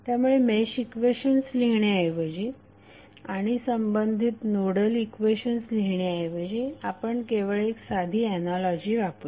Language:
Marathi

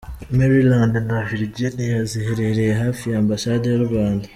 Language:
Kinyarwanda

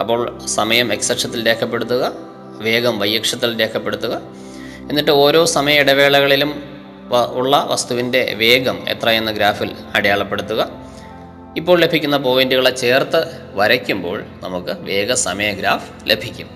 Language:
Malayalam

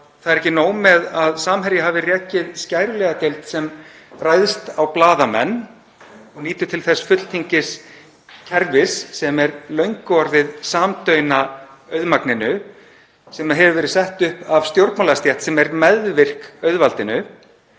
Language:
Icelandic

